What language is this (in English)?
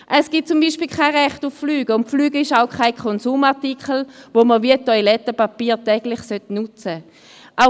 Swiss German